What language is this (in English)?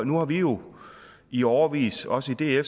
Danish